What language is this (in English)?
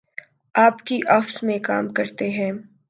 Urdu